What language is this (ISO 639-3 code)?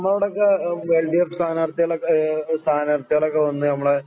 mal